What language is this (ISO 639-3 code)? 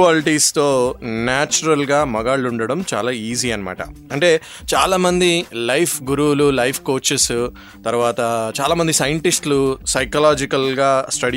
tel